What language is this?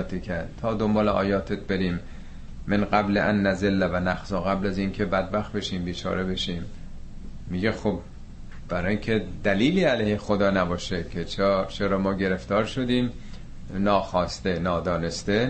Persian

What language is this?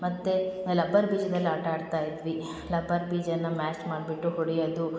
Kannada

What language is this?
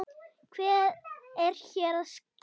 Icelandic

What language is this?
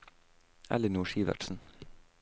Norwegian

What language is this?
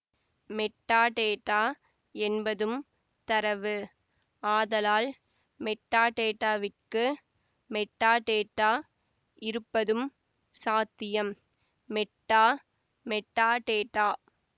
Tamil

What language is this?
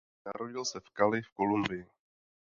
Czech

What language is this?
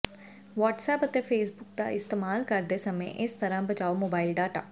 Punjabi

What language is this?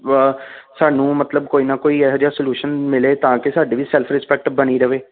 Punjabi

